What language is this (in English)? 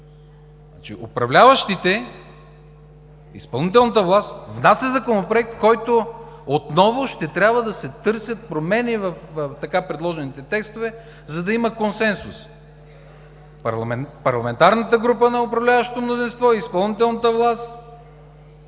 Bulgarian